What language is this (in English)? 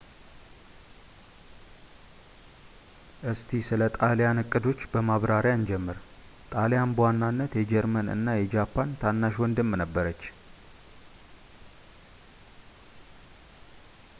Amharic